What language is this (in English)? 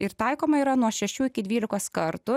Lithuanian